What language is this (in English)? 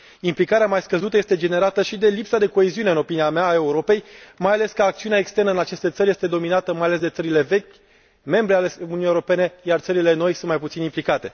Romanian